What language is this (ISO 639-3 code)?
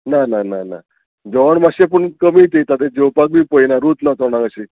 kok